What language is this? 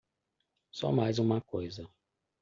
Portuguese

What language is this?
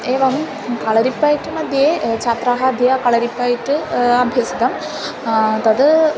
Sanskrit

